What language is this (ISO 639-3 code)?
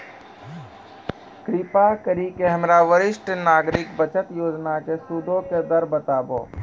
mai